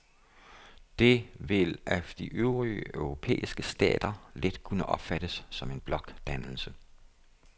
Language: Danish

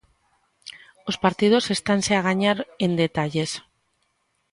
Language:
Galician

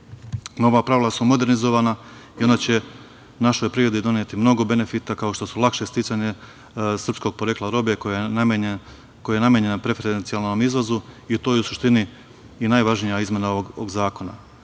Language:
Serbian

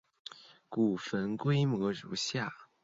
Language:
Chinese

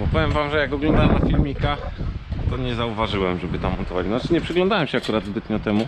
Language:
Polish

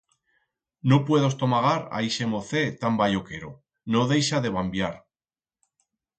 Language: Aragonese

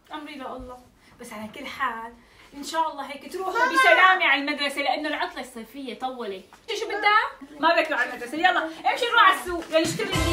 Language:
Arabic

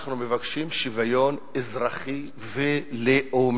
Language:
Hebrew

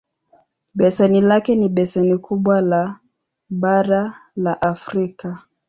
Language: Swahili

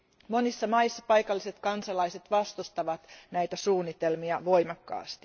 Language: Finnish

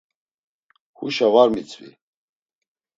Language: Laz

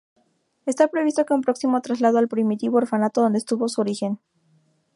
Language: Spanish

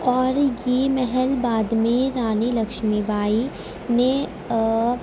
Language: Urdu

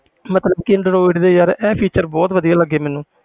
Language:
Punjabi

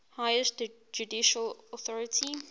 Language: English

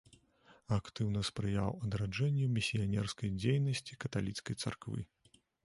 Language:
Belarusian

